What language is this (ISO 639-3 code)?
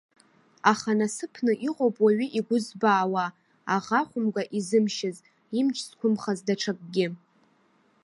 abk